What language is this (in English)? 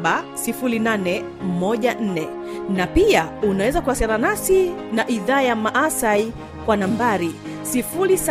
Swahili